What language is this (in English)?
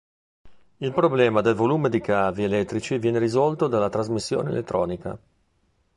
Italian